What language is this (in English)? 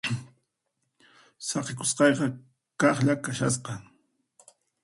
Puno Quechua